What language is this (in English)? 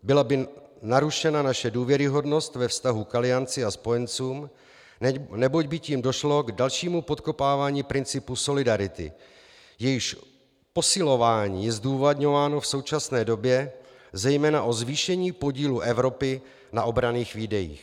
Czech